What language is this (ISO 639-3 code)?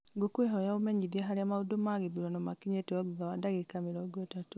kik